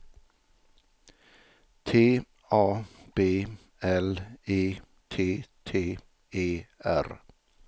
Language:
Swedish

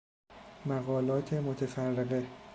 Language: Persian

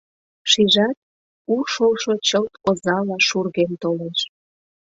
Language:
Mari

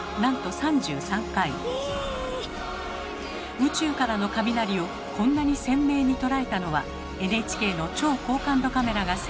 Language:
Japanese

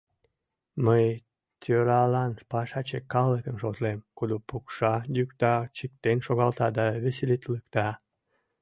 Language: Mari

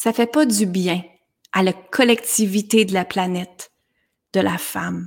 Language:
French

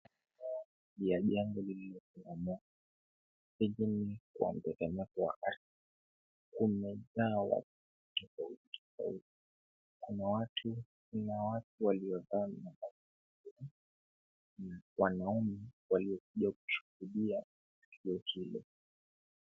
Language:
Swahili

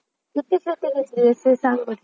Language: Marathi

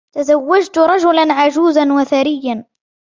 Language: Arabic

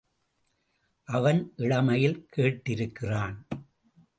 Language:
Tamil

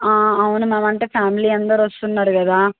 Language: Telugu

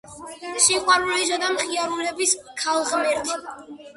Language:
Georgian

